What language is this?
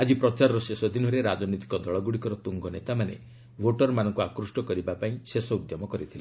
Odia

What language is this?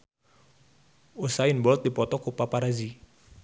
Sundanese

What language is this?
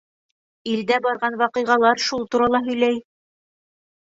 Bashkir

